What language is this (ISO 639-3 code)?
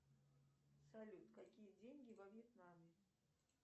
rus